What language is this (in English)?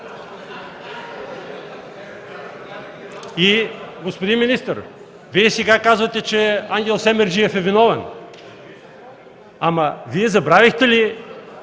Bulgarian